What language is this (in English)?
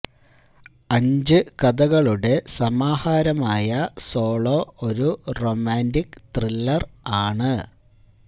Malayalam